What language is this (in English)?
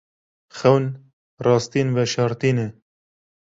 Kurdish